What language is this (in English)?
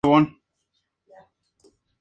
Spanish